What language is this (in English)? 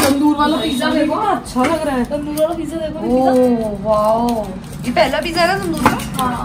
Hindi